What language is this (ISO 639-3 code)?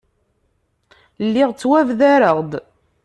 kab